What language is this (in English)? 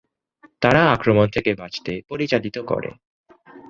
Bangla